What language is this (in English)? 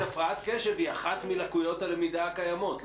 Hebrew